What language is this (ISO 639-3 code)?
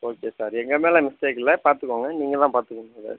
tam